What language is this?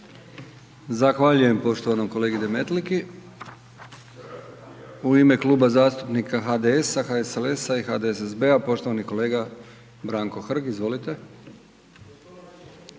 Croatian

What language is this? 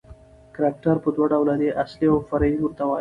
Pashto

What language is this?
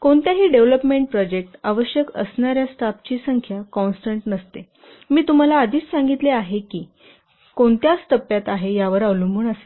Marathi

